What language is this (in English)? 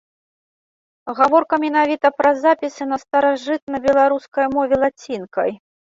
Belarusian